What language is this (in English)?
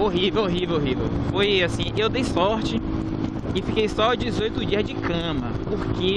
Portuguese